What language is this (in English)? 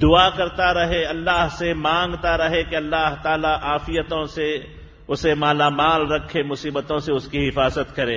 Arabic